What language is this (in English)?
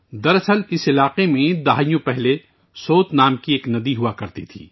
Urdu